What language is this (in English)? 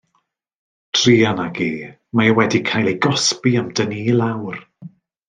Welsh